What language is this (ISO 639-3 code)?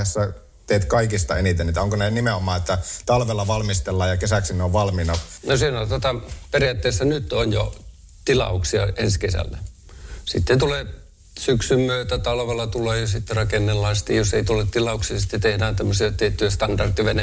fin